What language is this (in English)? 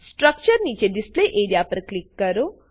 Gujarati